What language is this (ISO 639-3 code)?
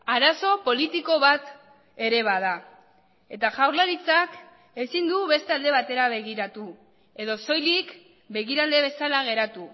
eus